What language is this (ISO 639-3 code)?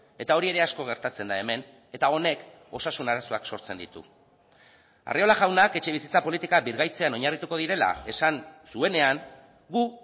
eus